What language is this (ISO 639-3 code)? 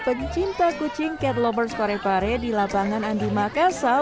ind